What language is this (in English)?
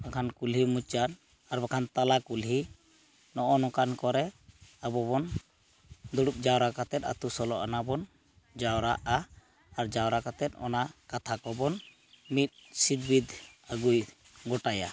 Santali